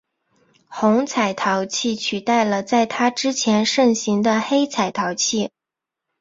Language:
Chinese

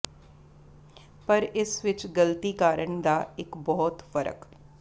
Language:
Punjabi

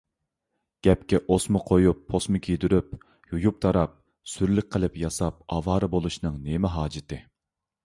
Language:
Uyghur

